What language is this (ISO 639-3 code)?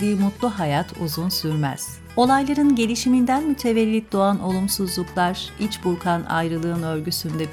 tur